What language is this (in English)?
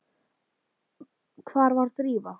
Icelandic